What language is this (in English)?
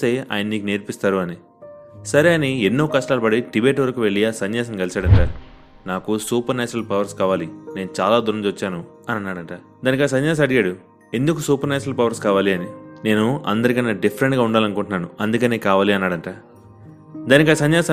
Telugu